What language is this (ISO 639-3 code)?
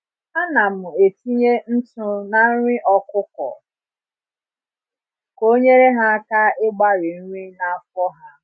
ibo